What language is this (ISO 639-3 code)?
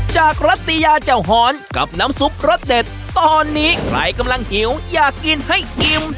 tha